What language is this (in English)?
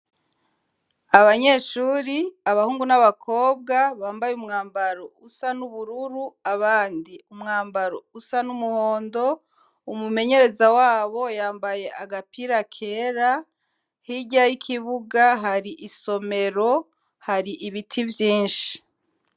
Rundi